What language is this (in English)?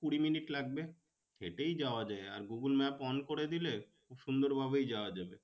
Bangla